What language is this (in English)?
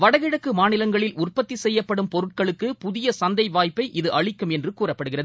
Tamil